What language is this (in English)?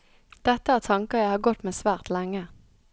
Norwegian